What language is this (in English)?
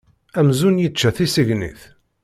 Kabyle